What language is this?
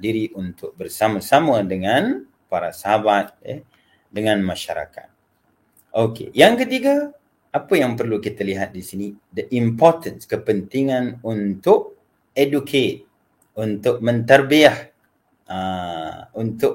Malay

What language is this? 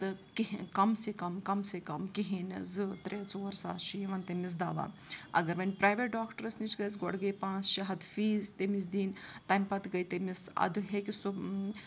Kashmiri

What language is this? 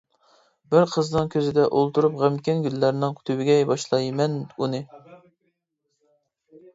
Uyghur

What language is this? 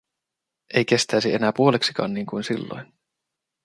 Finnish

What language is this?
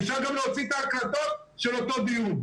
Hebrew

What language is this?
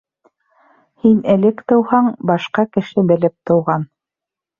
Bashkir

